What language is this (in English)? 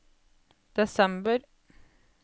Norwegian